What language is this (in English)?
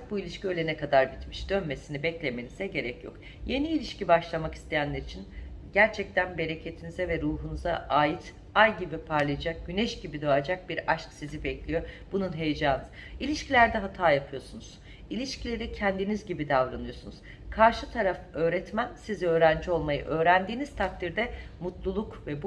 Turkish